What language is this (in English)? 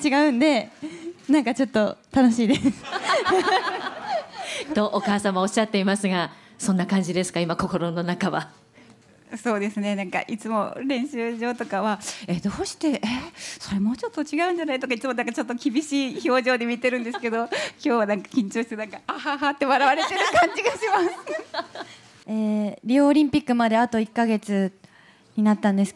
Japanese